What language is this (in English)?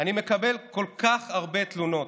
Hebrew